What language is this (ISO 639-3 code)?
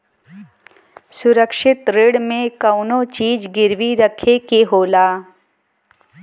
bho